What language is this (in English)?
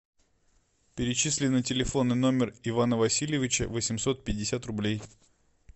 Russian